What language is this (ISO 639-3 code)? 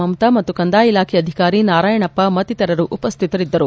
kan